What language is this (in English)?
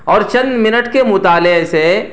Urdu